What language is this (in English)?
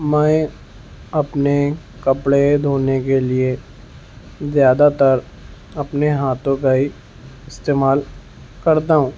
Urdu